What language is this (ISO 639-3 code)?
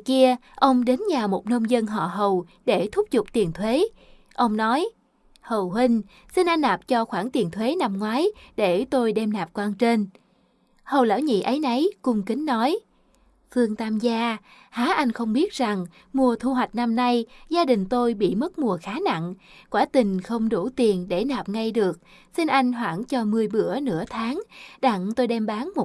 vie